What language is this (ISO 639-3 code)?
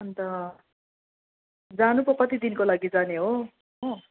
nep